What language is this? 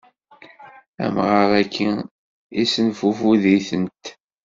Kabyle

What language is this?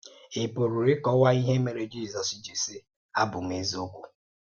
Igbo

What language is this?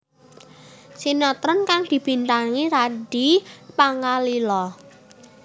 Javanese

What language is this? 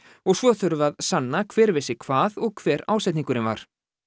Icelandic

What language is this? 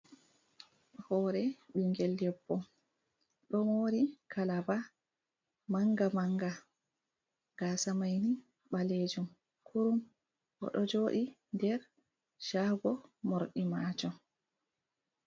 Fula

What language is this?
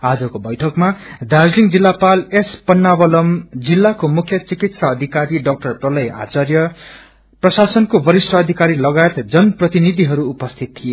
Nepali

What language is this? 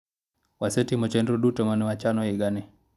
Luo (Kenya and Tanzania)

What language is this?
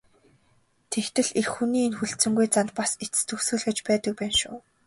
Mongolian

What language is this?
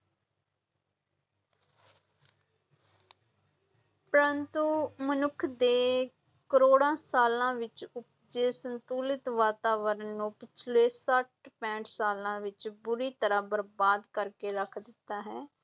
Punjabi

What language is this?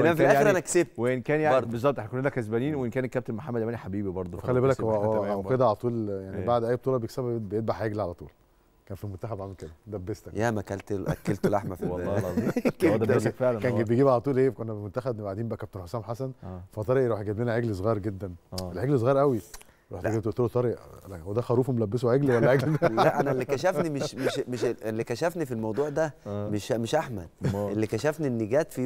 Arabic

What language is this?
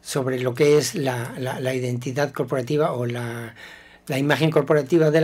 Spanish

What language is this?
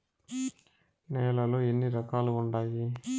Telugu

